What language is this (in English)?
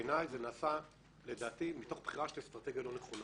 Hebrew